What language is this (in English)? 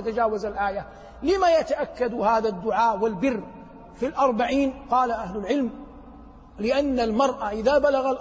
Arabic